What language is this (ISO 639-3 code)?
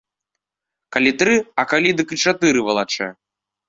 bel